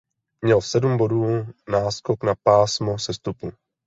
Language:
Czech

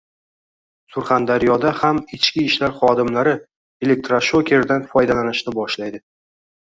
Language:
Uzbek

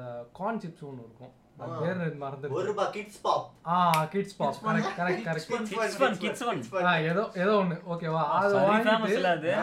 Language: Tamil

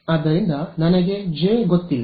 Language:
Kannada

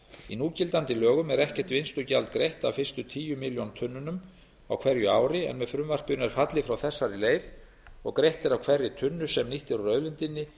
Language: Icelandic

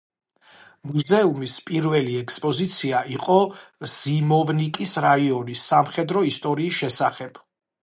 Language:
Georgian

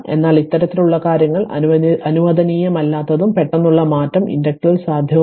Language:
Malayalam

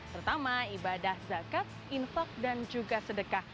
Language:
Indonesian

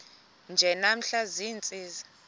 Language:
Xhosa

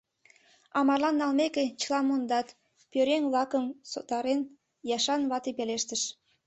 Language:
Mari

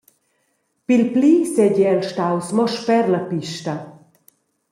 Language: Romansh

